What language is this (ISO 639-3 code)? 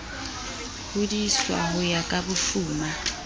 sot